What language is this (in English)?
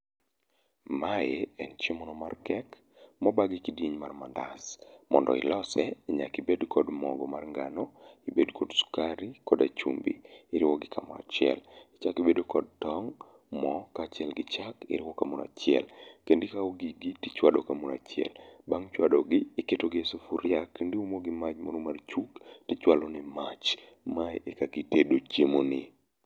Luo (Kenya and Tanzania)